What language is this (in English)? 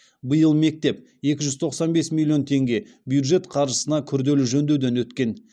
Kazakh